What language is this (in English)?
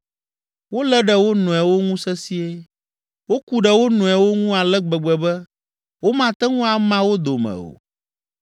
Ewe